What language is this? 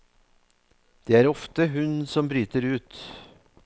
Norwegian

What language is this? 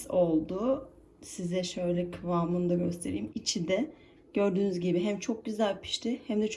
Turkish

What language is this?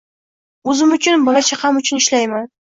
Uzbek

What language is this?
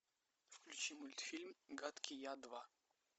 Russian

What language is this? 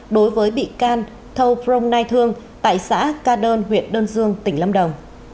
Vietnamese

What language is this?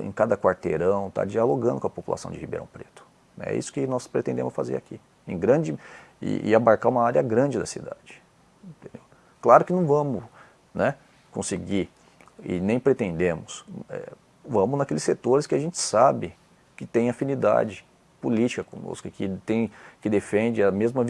Portuguese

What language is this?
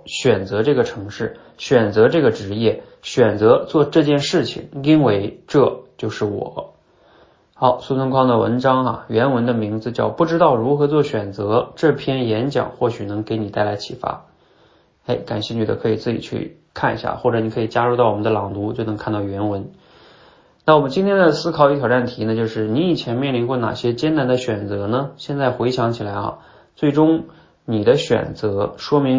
Chinese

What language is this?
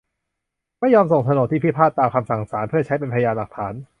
Thai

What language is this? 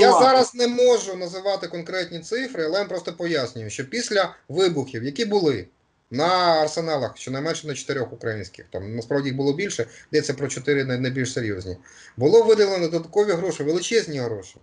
Ukrainian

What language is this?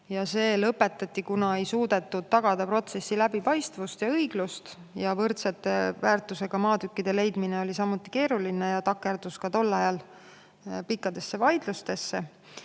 Estonian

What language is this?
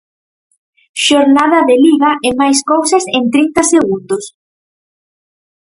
Galician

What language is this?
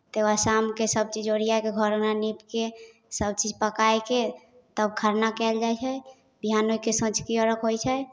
Maithili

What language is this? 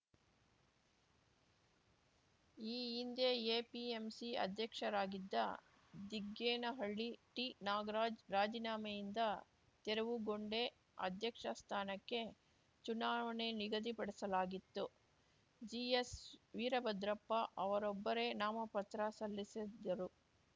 Kannada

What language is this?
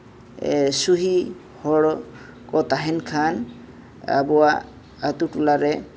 Santali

